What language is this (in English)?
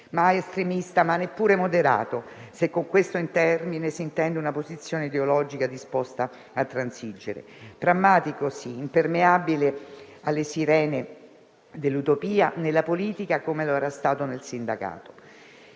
Italian